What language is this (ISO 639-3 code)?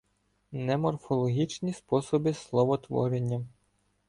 ukr